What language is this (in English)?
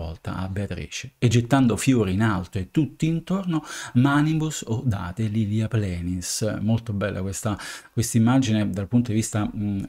Italian